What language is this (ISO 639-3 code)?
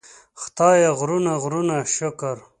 pus